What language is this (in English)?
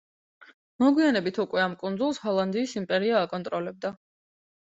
Georgian